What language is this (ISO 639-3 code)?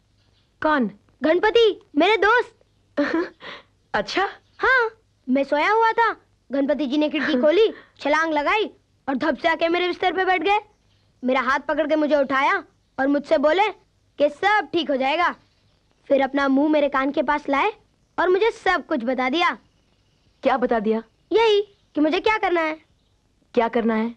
hin